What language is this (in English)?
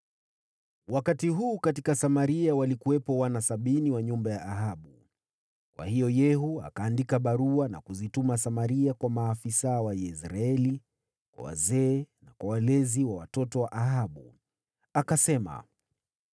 Swahili